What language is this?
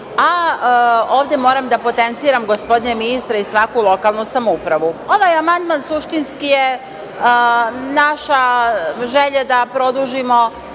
Serbian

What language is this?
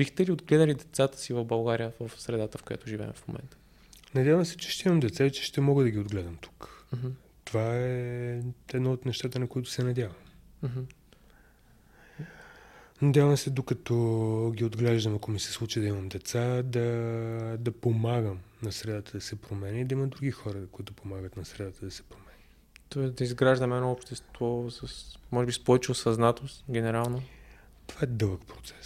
Bulgarian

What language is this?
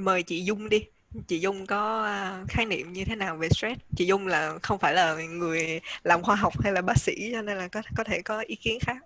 Vietnamese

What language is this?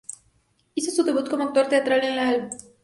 Spanish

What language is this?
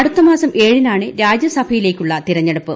Malayalam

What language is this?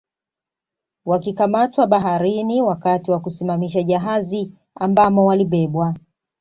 Swahili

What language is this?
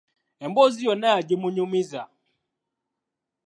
Ganda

